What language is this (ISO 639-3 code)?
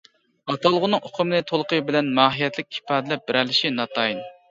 uig